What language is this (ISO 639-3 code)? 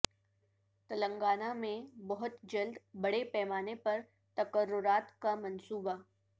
urd